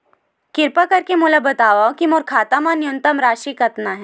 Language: Chhattisgarhi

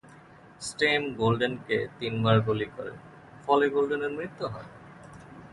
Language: Bangla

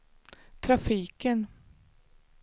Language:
Swedish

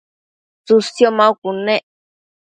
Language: Matsés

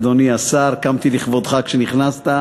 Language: Hebrew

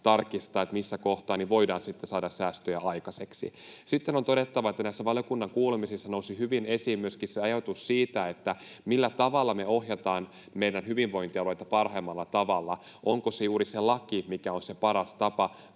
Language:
Finnish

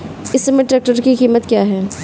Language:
Hindi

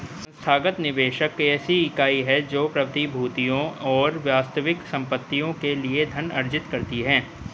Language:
Hindi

